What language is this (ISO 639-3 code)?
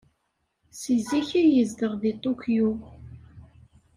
kab